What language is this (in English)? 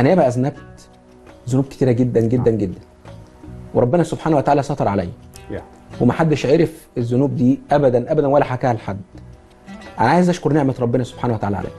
Arabic